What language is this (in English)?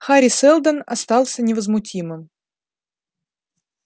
Russian